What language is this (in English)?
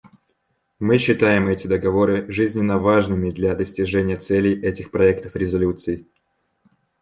Russian